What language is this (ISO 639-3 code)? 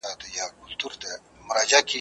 pus